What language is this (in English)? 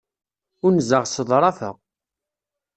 Kabyle